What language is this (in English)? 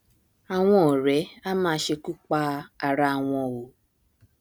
Yoruba